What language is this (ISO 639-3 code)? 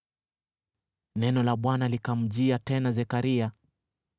swa